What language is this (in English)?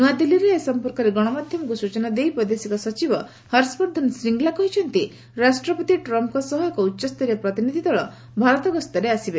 Odia